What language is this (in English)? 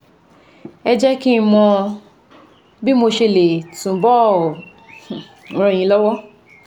Yoruba